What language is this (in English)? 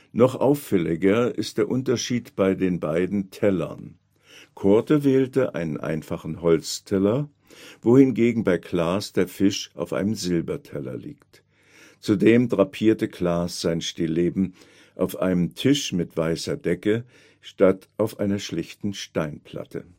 German